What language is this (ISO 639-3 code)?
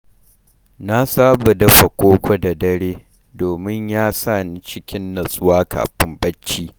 hau